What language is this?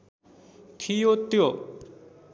Nepali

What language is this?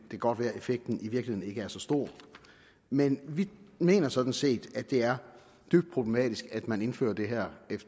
Danish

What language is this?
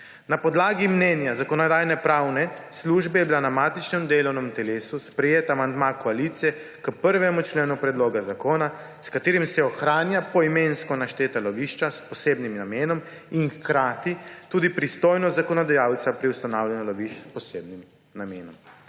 Slovenian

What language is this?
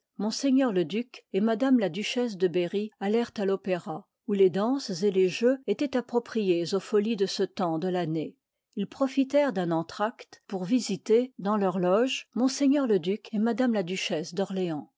French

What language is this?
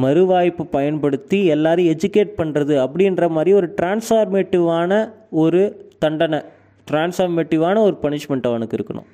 Tamil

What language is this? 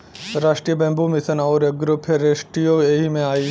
Bhojpuri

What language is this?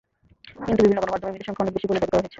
Bangla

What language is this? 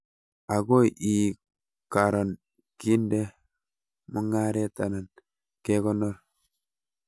Kalenjin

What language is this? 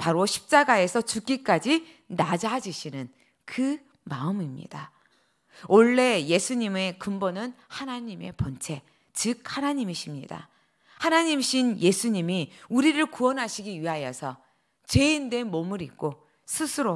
Korean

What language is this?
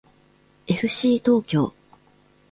Japanese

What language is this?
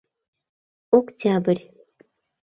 Mari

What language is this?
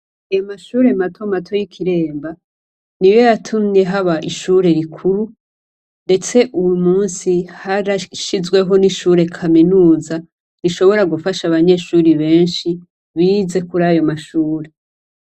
Rundi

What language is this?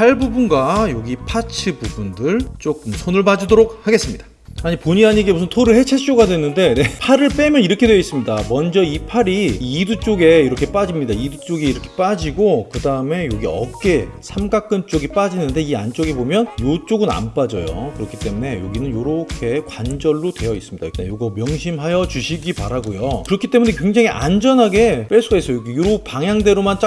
Korean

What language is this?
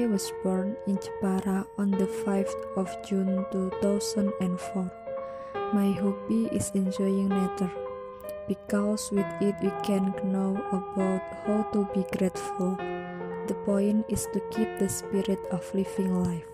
Indonesian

